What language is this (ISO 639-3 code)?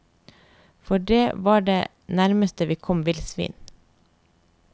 nor